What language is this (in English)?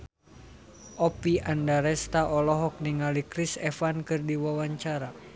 Sundanese